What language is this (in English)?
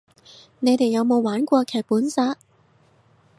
Cantonese